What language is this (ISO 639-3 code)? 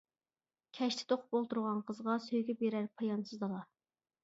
uig